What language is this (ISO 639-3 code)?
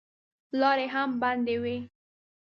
pus